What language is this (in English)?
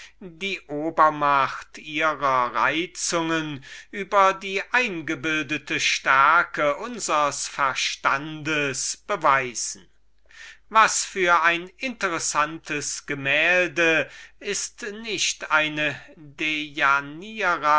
German